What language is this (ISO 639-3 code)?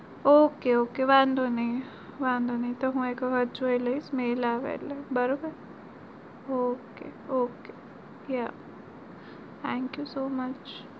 guj